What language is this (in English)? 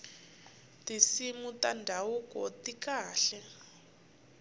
Tsonga